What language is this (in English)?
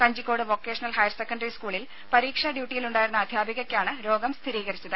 Malayalam